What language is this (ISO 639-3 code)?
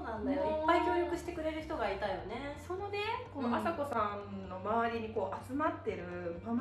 jpn